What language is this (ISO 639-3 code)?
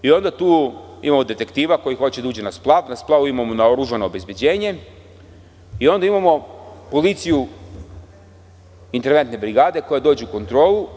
srp